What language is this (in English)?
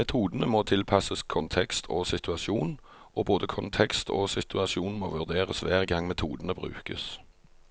Norwegian